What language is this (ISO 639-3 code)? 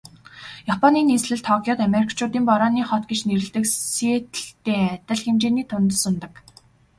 mon